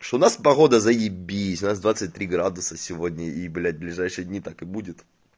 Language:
Russian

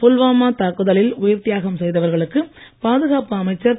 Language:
Tamil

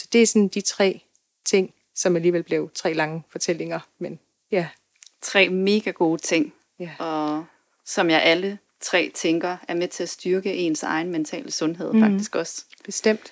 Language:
Danish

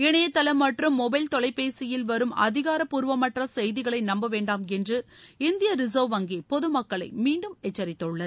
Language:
Tamil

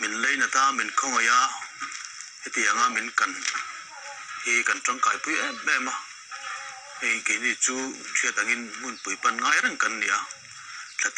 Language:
Arabic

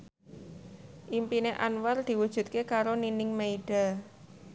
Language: Javanese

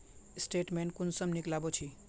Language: Magahi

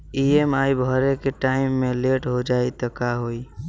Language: Bhojpuri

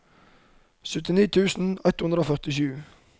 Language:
Norwegian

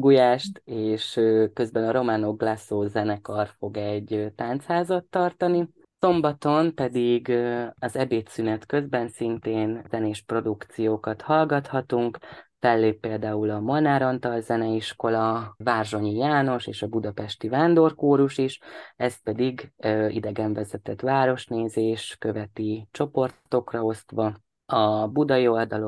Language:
Hungarian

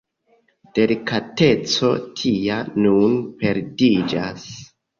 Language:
Esperanto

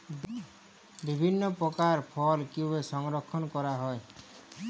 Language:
Bangla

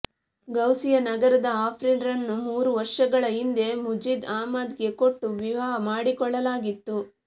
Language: Kannada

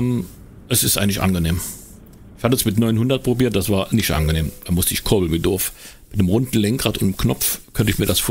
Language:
German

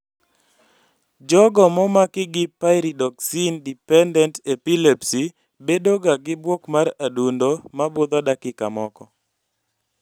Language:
Luo (Kenya and Tanzania)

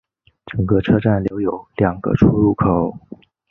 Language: Chinese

